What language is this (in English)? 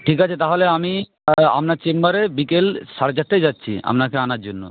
Bangla